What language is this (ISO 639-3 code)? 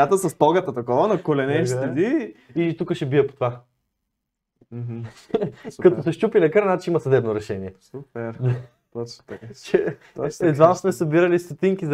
bul